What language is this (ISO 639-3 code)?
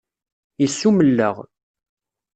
kab